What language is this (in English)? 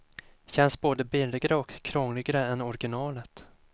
Swedish